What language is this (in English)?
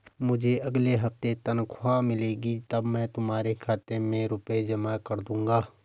Hindi